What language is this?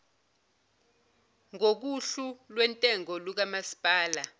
Zulu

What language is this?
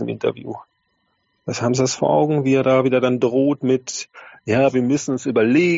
German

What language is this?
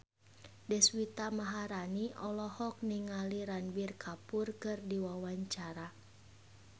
Sundanese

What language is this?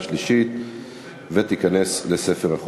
Hebrew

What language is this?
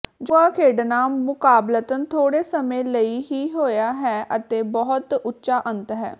Punjabi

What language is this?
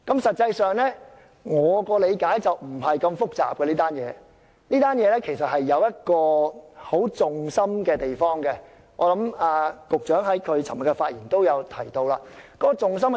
Cantonese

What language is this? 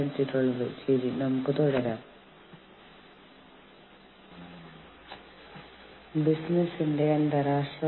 Malayalam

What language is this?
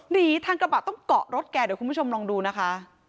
Thai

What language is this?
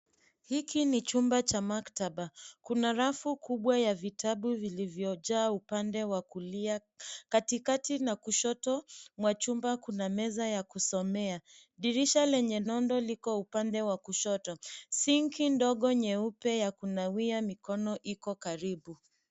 Swahili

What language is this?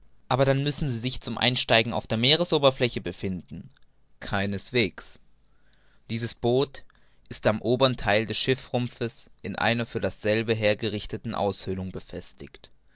German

